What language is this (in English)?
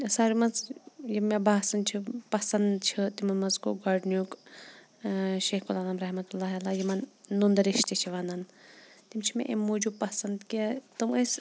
Kashmiri